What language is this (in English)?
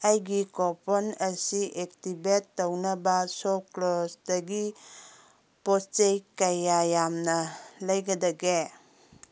Manipuri